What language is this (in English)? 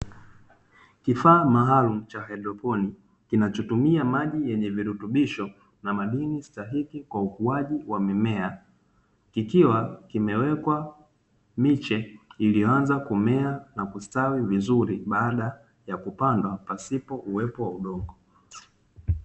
Swahili